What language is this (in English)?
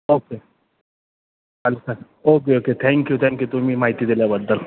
Marathi